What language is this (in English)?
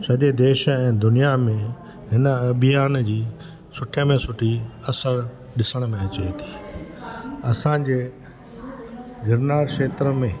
Sindhi